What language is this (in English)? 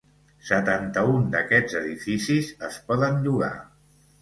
Catalan